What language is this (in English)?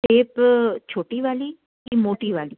Hindi